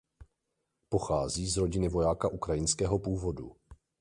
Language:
Czech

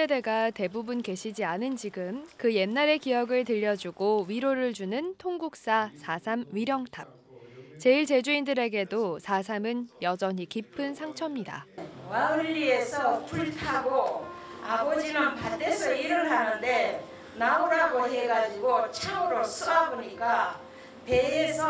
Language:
Korean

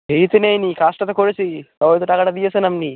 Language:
Bangla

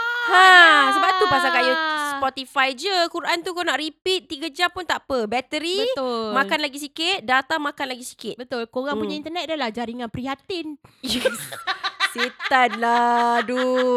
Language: Malay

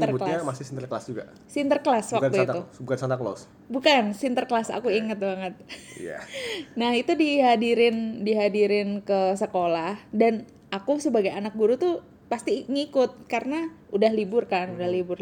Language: Indonesian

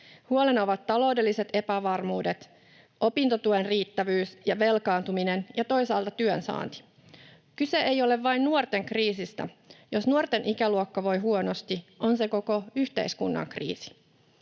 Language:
Finnish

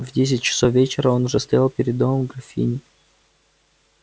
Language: Russian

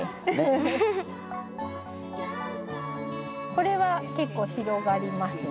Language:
Japanese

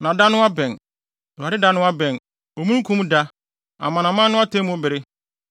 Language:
Akan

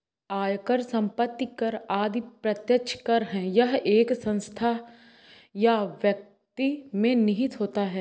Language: Hindi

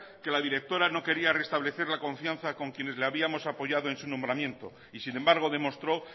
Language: Spanish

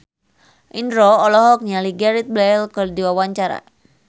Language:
Sundanese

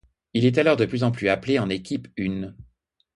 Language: French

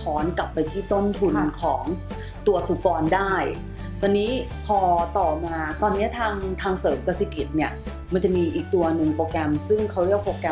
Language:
Thai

